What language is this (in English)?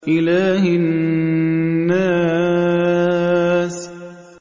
Arabic